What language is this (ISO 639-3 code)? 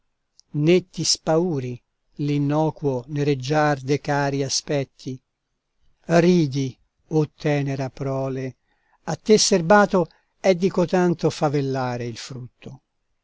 ita